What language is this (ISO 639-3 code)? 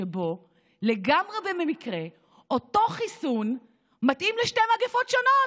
heb